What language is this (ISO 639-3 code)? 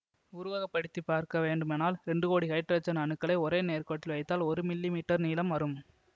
tam